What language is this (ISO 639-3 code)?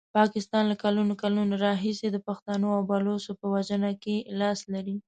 pus